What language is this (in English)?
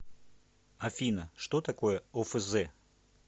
Russian